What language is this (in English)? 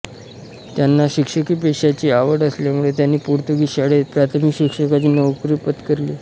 Marathi